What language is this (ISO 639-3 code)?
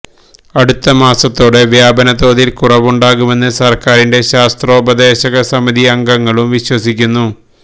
mal